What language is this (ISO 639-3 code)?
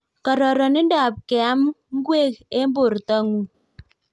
kln